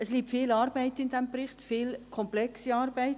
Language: Swiss German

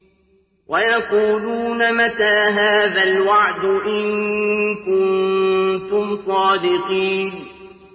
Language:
Arabic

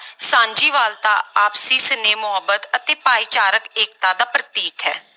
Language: Punjabi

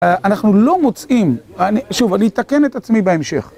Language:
Hebrew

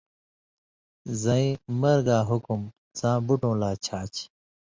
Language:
Indus Kohistani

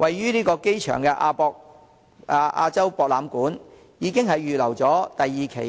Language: Cantonese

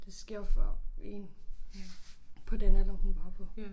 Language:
Danish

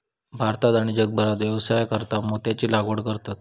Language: Marathi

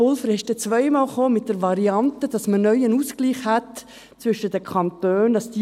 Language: Swiss German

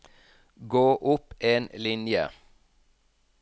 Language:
Norwegian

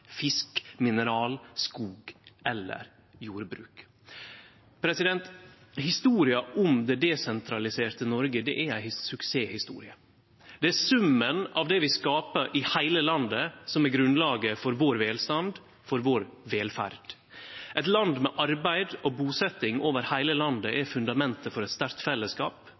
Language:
Norwegian Nynorsk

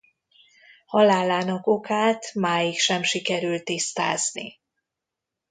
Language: Hungarian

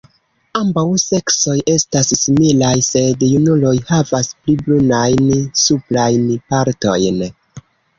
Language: Esperanto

